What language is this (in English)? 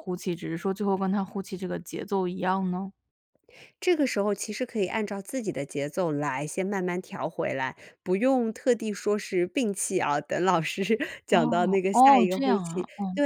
Chinese